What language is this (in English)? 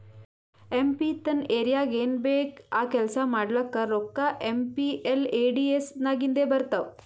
Kannada